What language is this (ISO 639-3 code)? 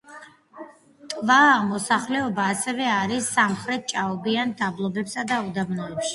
kat